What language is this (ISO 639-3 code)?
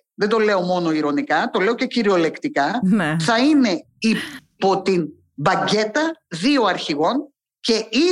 ell